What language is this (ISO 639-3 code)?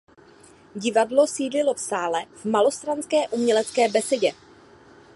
ces